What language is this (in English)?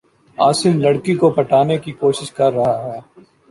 Urdu